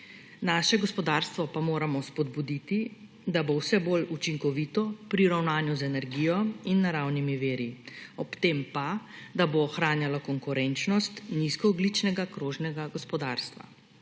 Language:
Slovenian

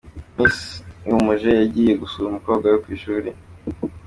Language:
Kinyarwanda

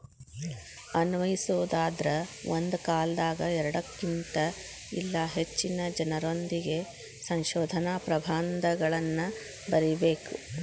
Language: Kannada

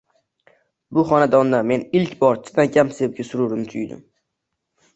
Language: Uzbek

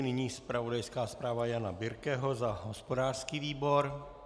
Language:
Czech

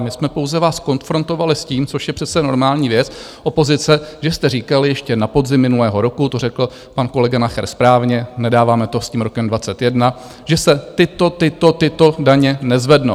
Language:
Czech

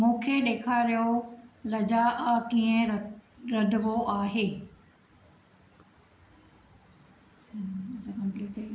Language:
Sindhi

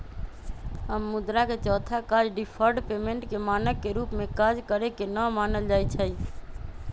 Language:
Magahi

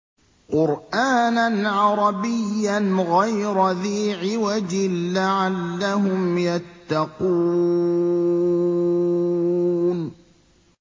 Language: Arabic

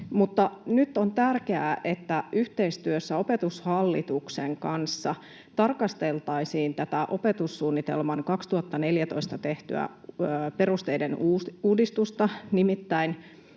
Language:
Finnish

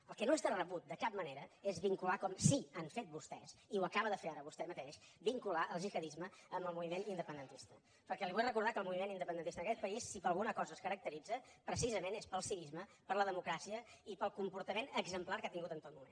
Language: Catalan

